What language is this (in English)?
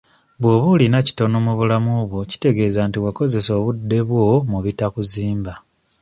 Ganda